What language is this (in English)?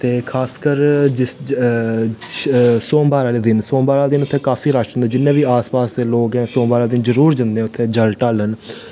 Dogri